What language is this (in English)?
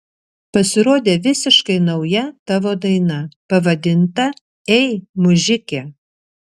Lithuanian